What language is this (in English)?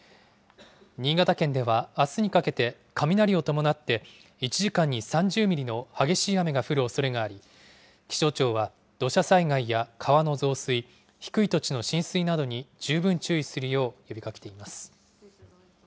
Japanese